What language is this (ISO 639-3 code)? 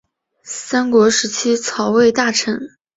zho